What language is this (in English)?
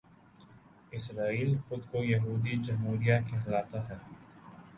Urdu